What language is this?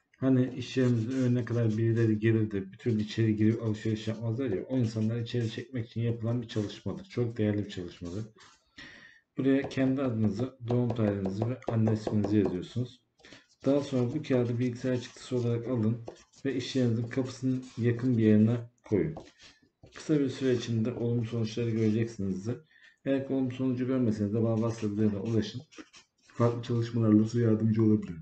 Turkish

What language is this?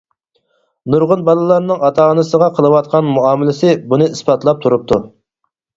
Uyghur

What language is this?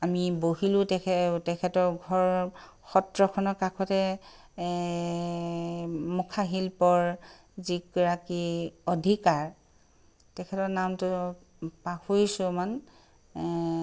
Assamese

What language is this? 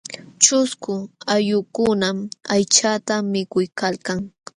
Jauja Wanca Quechua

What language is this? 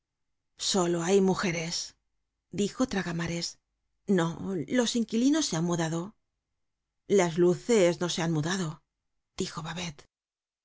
Spanish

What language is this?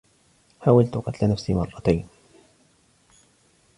Arabic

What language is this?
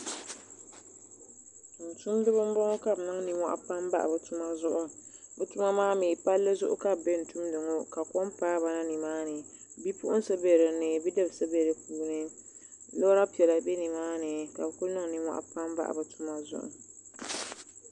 Dagbani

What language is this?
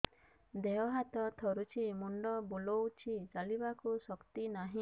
Odia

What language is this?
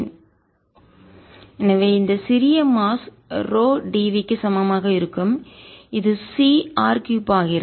Tamil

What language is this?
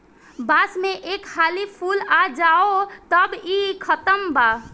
Bhojpuri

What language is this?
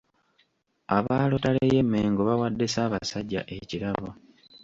Ganda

